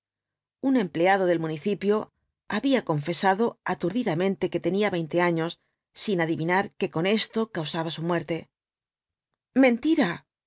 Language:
Spanish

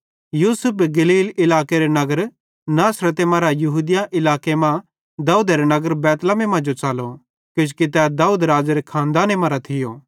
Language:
Bhadrawahi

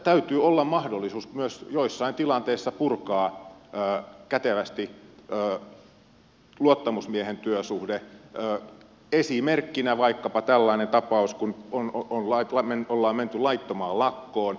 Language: Finnish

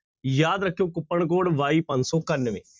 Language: Punjabi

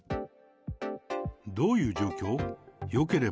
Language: Japanese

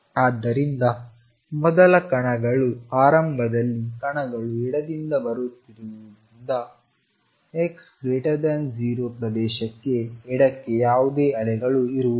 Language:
Kannada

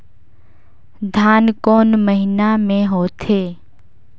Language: Chhattisgarhi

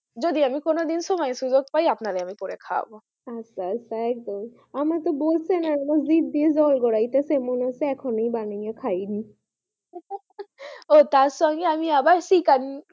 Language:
Bangla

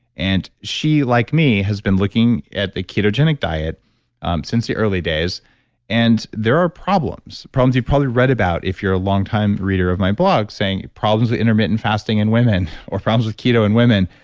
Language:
English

